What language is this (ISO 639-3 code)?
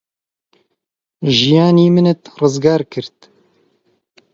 ckb